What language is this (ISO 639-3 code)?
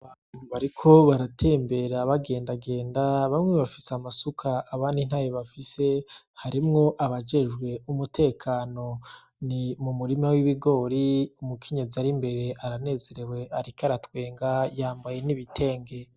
run